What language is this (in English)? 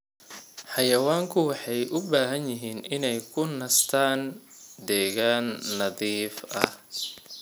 Somali